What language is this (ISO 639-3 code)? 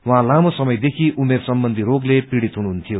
nep